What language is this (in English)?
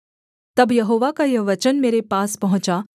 Hindi